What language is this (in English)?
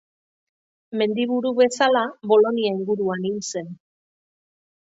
Basque